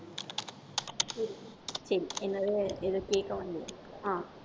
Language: Tamil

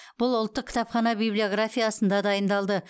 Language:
Kazakh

